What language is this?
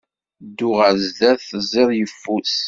Kabyle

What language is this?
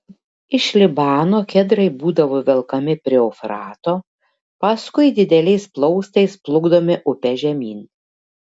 Lithuanian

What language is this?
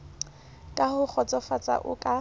Southern Sotho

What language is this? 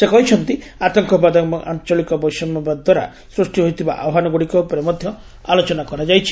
Odia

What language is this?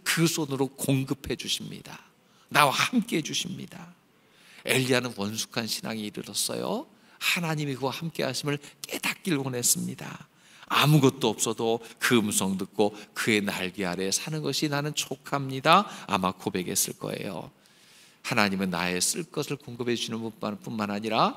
Korean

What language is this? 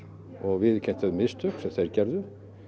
Icelandic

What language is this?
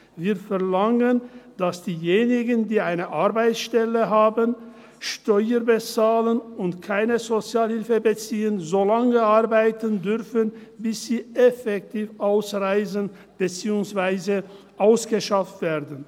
Swiss German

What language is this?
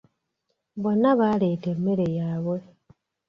Ganda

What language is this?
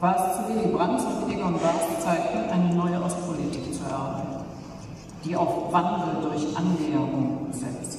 German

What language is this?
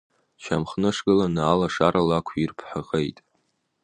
Abkhazian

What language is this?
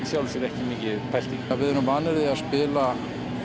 Icelandic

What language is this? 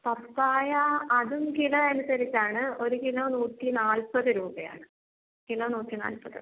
Malayalam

